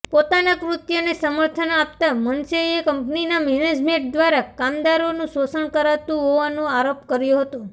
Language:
Gujarati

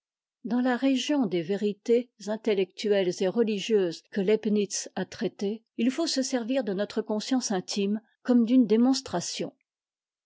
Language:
French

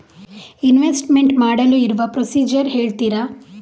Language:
Kannada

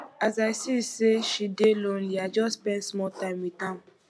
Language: Nigerian Pidgin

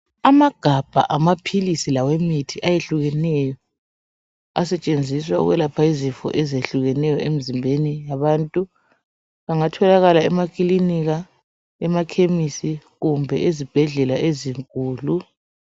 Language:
North Ndebele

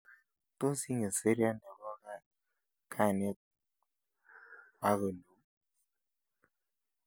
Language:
Kalenjin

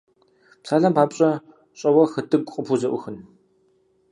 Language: Kabardian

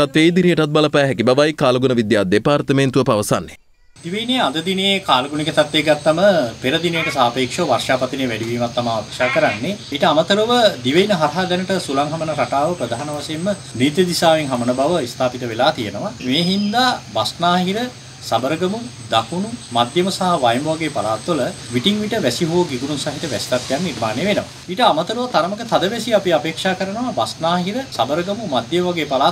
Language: English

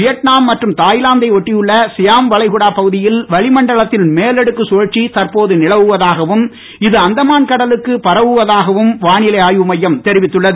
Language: Tamil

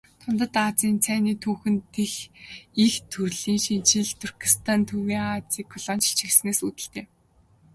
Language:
Mongolian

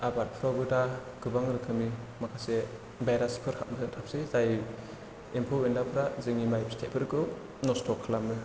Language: Bodo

